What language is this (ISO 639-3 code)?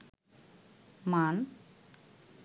ben